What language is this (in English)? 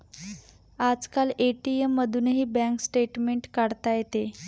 Marathi